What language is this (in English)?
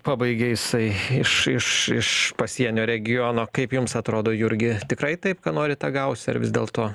Lithuanian